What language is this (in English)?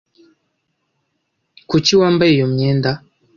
Kinyarwanda